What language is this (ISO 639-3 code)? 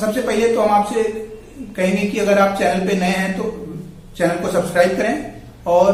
hin